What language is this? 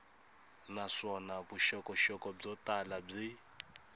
Tsonga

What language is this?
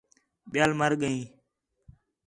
Khetrani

